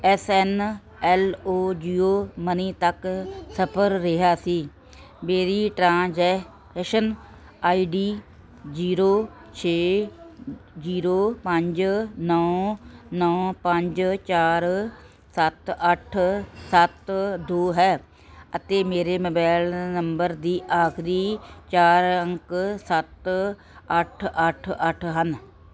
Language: Punjabi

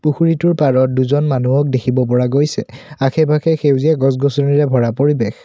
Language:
Assamese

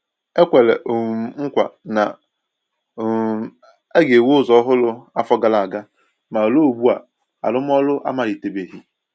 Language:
Igbo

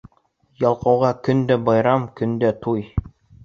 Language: Bashkir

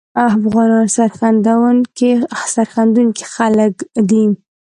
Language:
Pashto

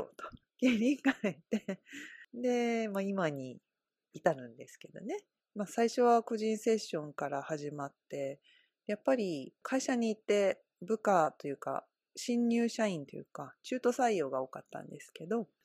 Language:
Japanese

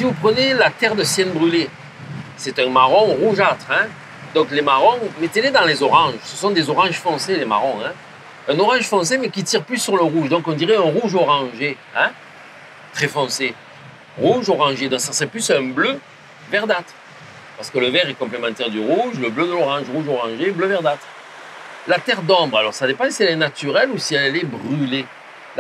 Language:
French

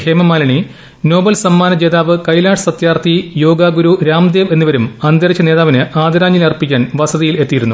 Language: Malayalam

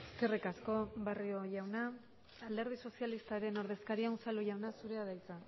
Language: Basque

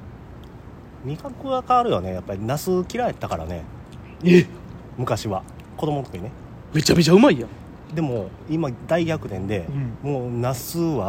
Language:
Japanese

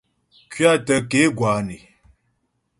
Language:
Ghomala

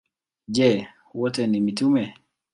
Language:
Swahili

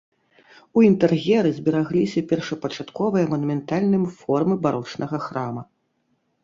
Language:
Belarusian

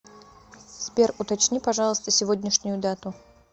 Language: Russian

